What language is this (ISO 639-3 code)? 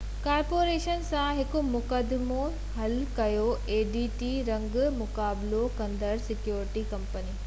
snd